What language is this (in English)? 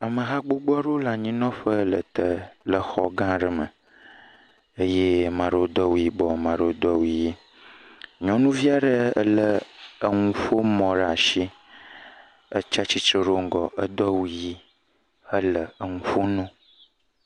Ewe